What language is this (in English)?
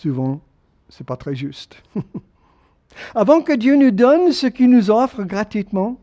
French